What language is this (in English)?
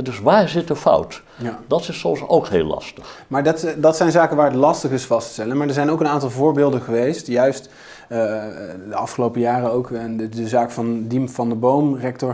Dutch